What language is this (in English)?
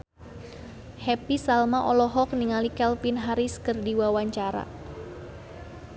Sundanese